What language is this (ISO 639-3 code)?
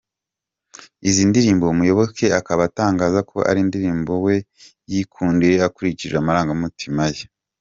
kin